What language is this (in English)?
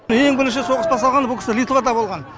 Kazakh